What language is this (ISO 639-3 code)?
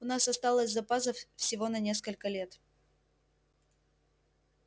rus